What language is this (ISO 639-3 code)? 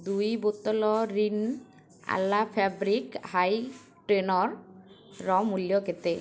ori